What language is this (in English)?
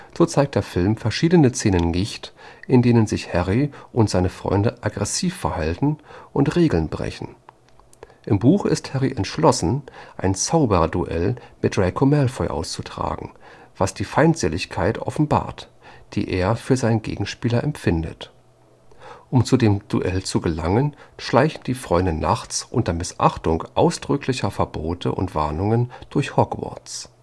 German